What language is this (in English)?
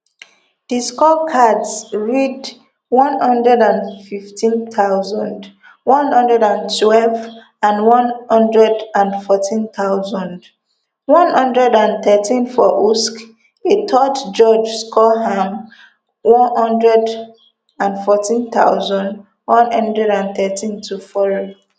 Nigerian Pidgin